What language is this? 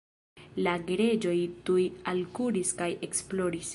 Esperanto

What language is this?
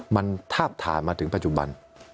Thai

